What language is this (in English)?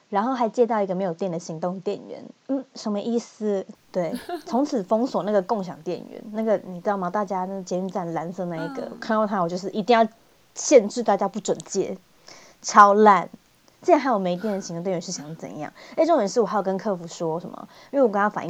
Chinese